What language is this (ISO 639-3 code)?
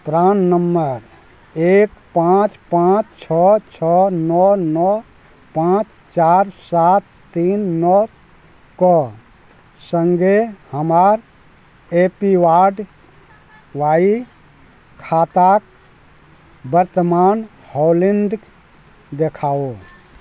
mai